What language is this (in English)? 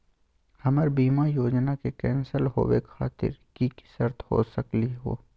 Magahi